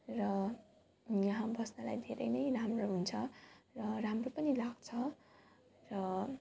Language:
Nepali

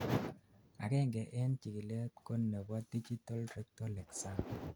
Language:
Kalenjin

